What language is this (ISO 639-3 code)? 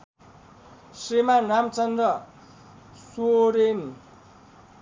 nep